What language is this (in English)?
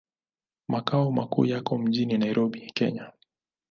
Swahili